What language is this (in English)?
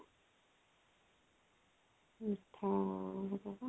Odia